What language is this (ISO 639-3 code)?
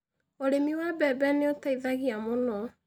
kik